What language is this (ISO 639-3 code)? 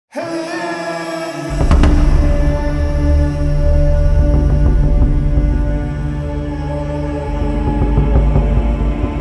tur